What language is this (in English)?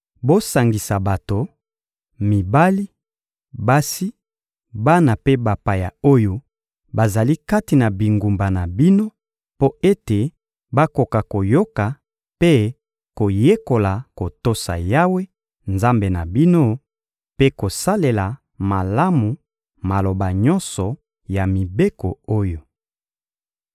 Lingala